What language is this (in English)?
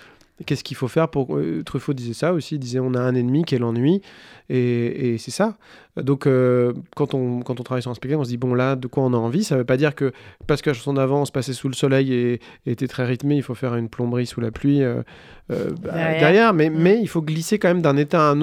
French